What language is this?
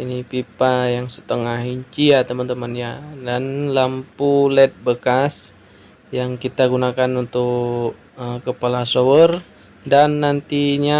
Indonesian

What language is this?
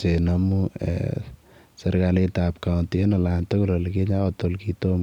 Kalenjin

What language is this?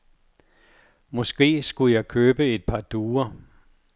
Danish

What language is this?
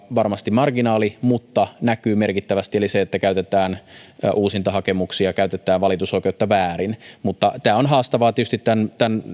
Finnish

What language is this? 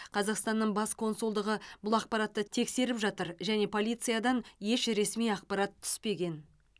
Kazakh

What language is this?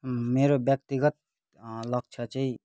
Nepali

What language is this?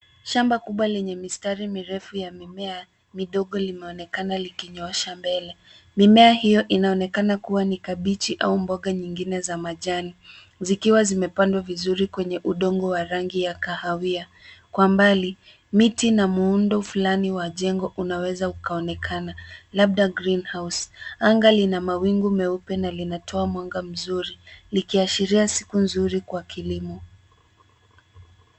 Swahili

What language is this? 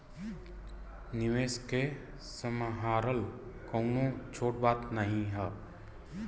Bhojpuri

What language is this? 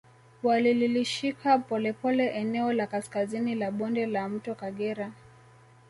Swahili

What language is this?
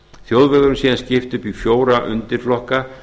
Icelandic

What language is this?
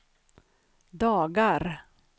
Swedish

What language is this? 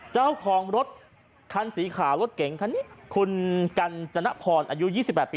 Thai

